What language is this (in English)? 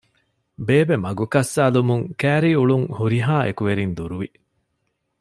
Divehi